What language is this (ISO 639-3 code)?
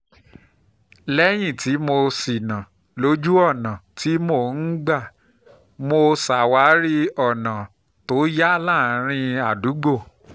yor